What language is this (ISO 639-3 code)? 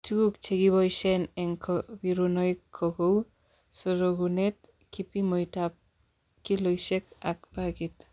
kln